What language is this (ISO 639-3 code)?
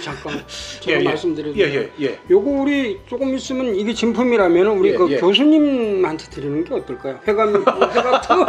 kor